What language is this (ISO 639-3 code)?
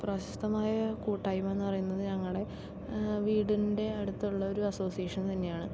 mal